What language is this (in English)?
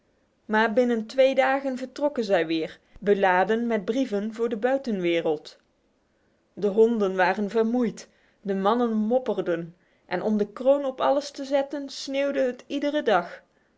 Dutch